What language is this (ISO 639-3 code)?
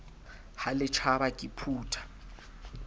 sot